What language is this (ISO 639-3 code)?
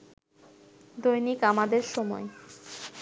ben